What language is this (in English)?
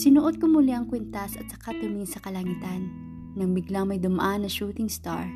Filipino